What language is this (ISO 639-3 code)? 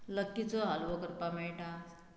kok